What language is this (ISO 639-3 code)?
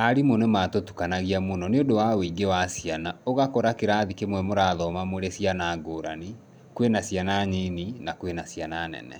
kik